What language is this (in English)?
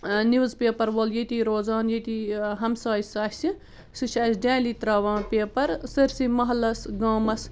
Kashmiri